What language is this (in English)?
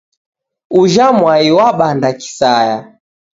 Taita